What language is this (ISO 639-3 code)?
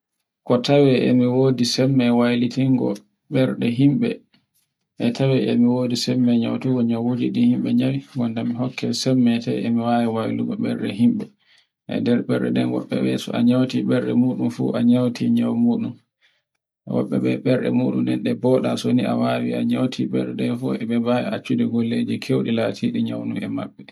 fue